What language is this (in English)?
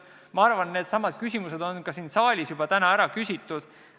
Estonian